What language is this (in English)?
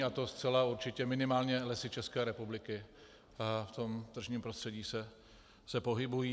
Czech